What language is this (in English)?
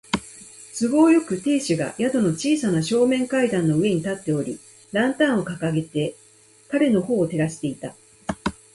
Japanese